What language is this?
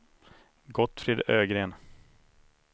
Swedish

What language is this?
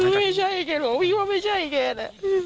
Thai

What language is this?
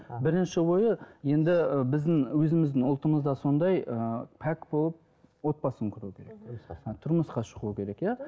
Kazakh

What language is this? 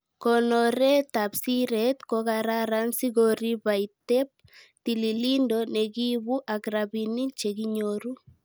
Kalenjin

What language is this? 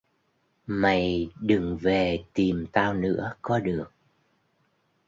Vietnamese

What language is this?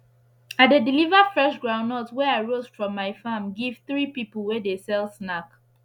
Nigerian Pidgin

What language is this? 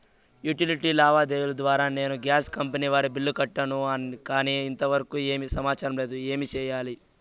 Telugu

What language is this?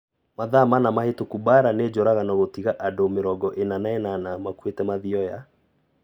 Kikuyu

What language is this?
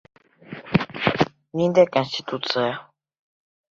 Bashkir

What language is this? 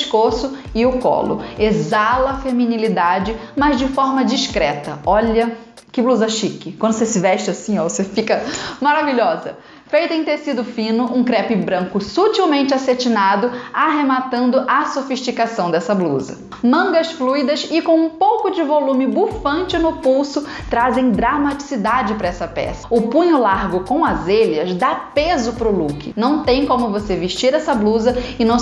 Portuguese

